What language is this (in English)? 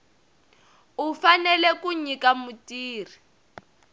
Tsonga